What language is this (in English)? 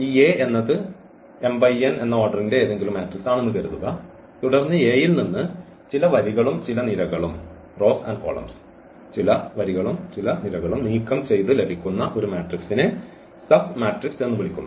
Malayalam